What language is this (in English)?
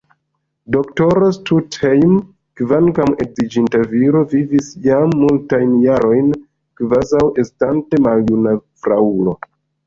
Esperanto